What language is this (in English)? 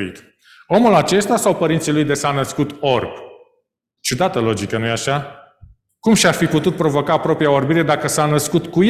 Romanian